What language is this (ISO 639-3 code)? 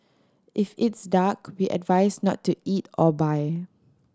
eng